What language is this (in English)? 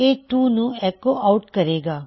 Punjabi